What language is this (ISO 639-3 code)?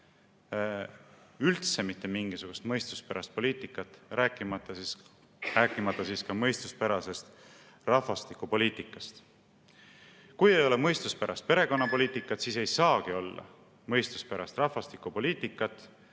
est